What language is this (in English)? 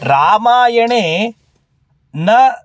Sanskrit